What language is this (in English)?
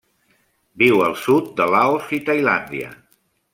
Catalan